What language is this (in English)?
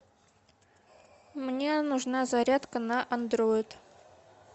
Russian